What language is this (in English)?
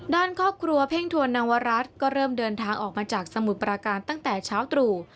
Thai